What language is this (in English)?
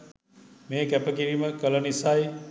Sinhala